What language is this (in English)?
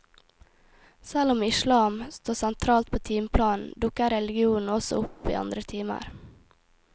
Norwegian